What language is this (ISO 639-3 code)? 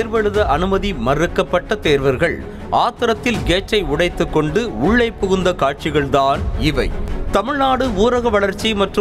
ara